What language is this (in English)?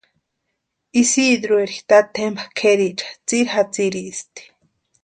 Western Highland Purepecha